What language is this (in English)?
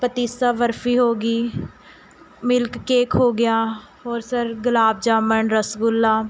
Punjabi